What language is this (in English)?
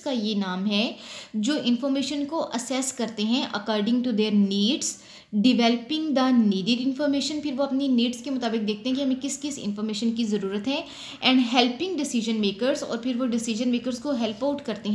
Hindi